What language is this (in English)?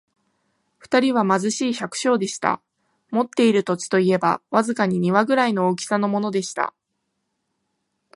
Japanese